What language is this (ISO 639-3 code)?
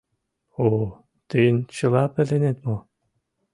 chm